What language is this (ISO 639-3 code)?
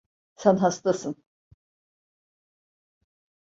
tur